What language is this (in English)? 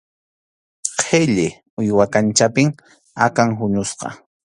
Arequipa-La Unión Quechua